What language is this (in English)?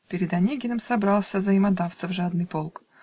Russian